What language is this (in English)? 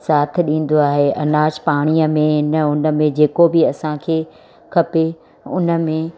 Sindhi